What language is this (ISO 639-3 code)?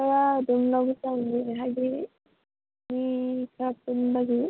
mni